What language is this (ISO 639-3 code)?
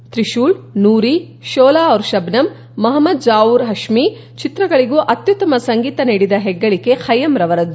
kan